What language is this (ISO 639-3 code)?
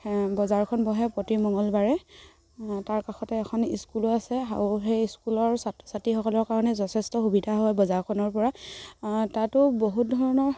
asm